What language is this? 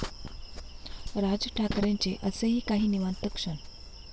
Marathi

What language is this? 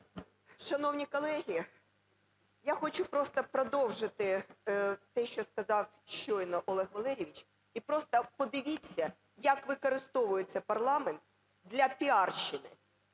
Ukrainian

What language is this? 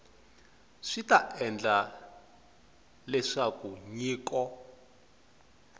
Tsonga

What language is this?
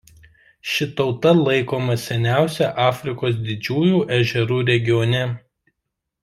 Lithuanian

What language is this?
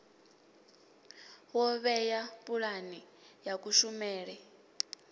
Venda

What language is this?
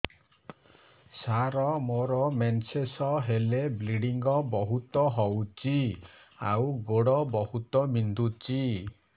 Odia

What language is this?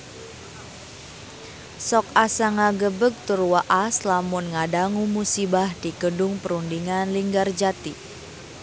Sundanese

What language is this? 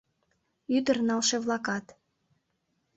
Mari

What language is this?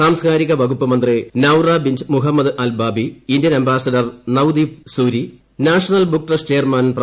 Malayalam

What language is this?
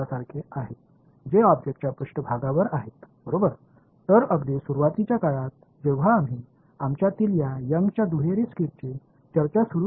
Tamil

